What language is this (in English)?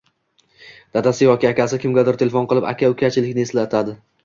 Uzbek